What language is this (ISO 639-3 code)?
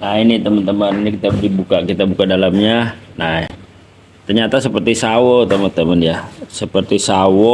ind